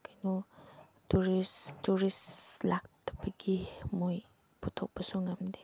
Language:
Manipuri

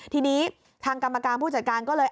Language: Thai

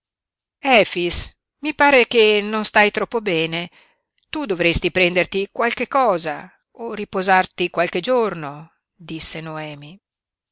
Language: Italian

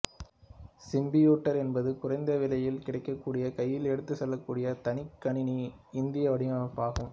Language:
Tamil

